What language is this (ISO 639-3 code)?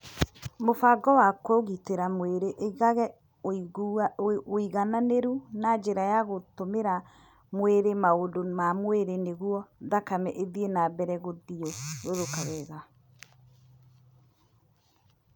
kik